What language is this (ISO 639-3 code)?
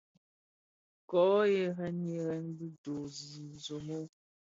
ksf